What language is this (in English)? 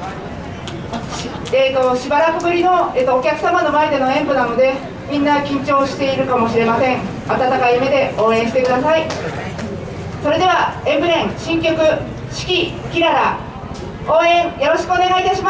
Japanese